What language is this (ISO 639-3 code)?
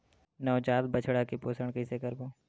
hne